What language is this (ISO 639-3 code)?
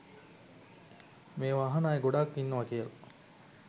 sin